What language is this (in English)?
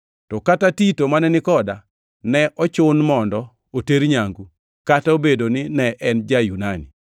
Luo (Kenya and Tanzania)